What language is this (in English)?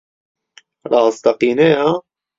Central Kurdish